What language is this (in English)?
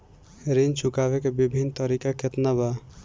Bhojpuri